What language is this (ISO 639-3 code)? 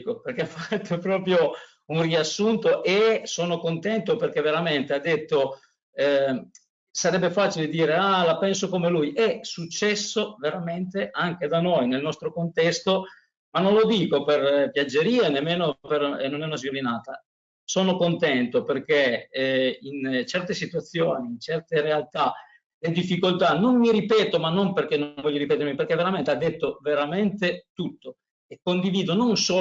ita